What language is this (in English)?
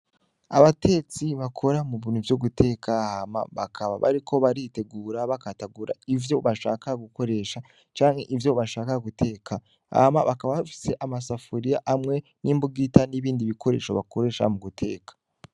Rundi